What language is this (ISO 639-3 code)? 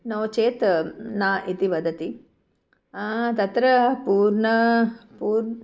san